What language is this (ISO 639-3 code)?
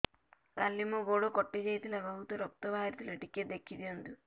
ori